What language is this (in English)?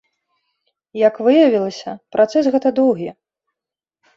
Belarusian